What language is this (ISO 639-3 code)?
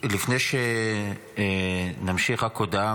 heb